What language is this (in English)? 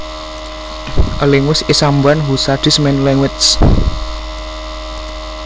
Javanese